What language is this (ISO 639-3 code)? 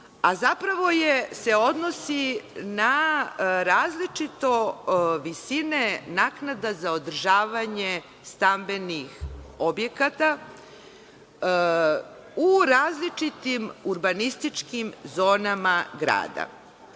srp